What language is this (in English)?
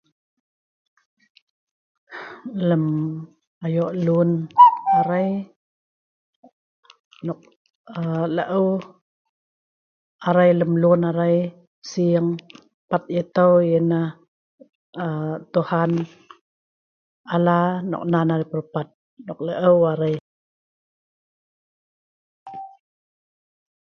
Sa'ban